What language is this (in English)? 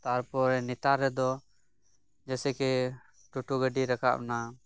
Santali